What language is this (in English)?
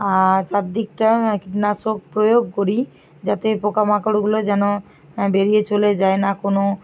Bangla